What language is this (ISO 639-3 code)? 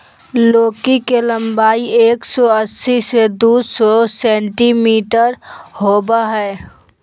mag